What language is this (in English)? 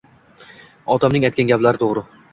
Uzbek